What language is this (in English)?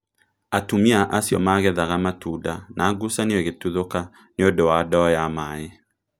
Kikuyu